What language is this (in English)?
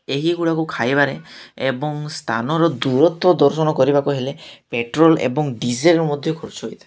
Odia